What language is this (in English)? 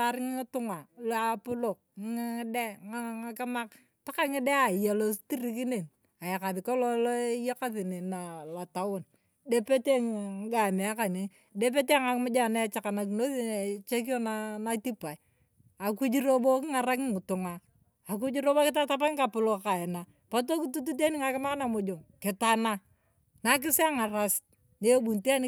Turkana